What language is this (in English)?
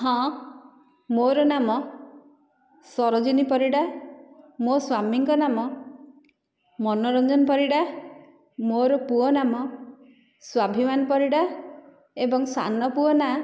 Odia